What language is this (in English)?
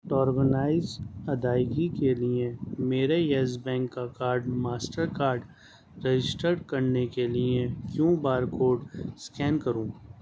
Urdu